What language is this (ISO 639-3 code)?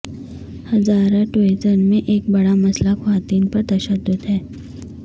urd